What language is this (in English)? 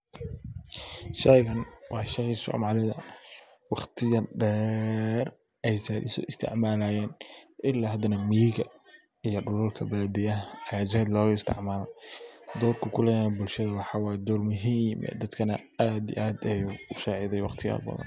Somali